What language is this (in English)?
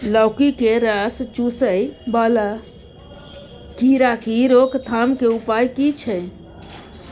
Maithili